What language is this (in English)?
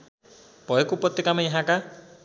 Nepali